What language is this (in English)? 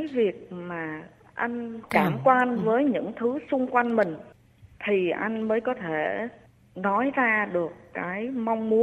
Vietnamese